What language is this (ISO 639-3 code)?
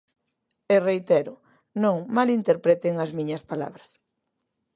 glg